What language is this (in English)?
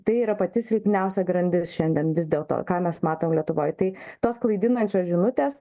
Lithuanian